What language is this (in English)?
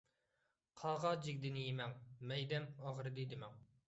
Uyghur